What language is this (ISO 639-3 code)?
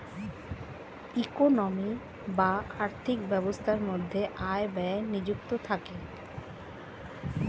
ben